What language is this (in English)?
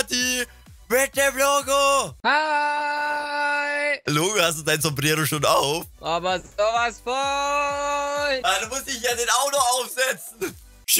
German